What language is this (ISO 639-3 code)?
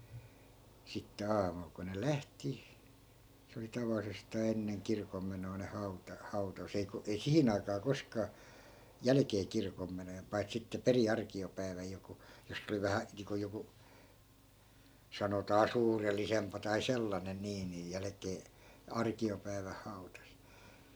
fin